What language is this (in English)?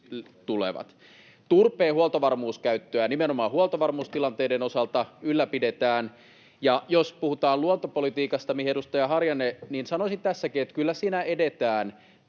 Finnish